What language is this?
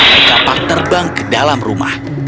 Indonesian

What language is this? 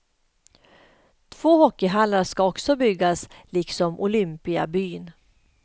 Swedish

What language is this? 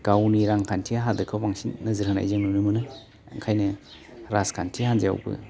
Bodo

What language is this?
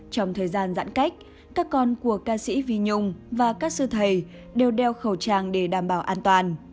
Vietnamese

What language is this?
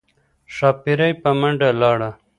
Pashto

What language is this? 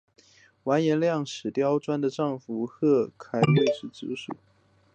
Chinese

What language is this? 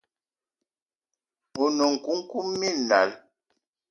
Eton (Cameroon)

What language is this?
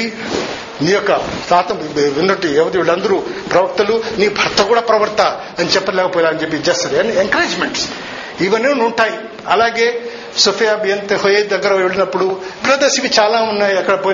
Telugu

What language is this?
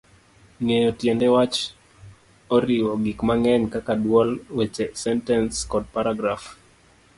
Luo (Kenya and Tanzania)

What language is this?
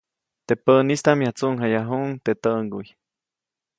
Copainalá Zoque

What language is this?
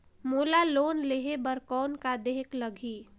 Chhattisgarhi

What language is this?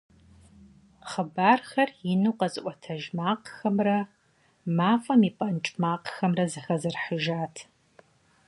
Kabardian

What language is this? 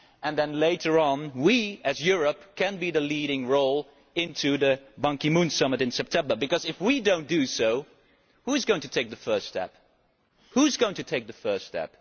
English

